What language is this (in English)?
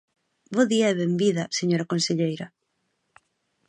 Galician